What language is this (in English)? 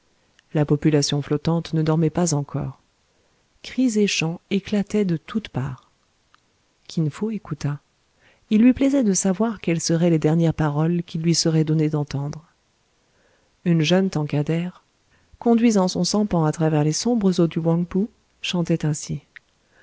French